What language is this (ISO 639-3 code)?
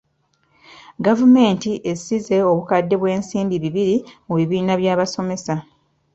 lug